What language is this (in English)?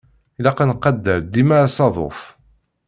Kabyle